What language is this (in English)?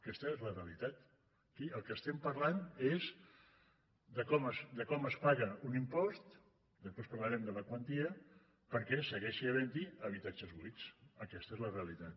Catalan